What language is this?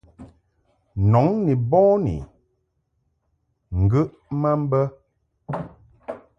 Mungaka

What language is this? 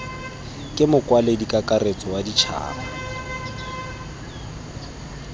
Tswana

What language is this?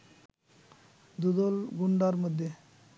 Bangla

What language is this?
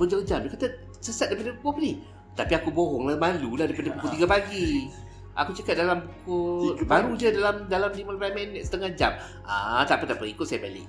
Malay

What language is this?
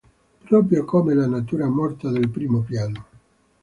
Italian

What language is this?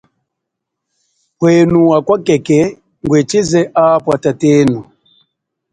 Chokwe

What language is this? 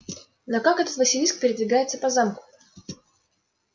Russian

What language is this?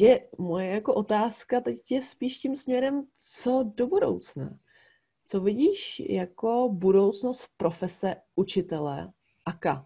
Czech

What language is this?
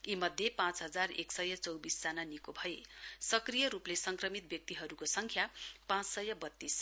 Nepali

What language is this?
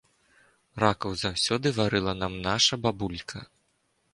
Belarusian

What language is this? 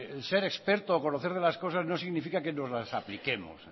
Spanish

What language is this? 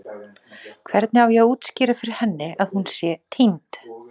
Icelandic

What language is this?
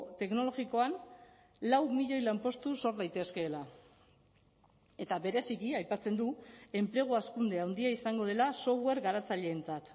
Basque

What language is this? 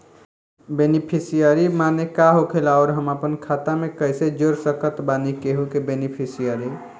Bhojpuri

